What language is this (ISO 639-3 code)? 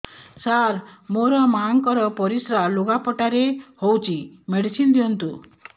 ori